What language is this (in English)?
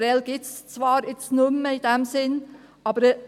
Swiss German